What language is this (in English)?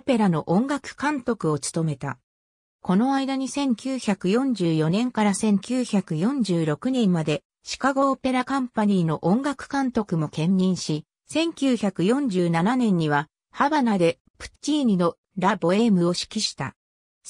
Japanese